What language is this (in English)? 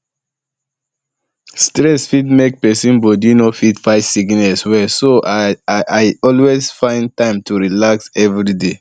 Nigerian Pidgin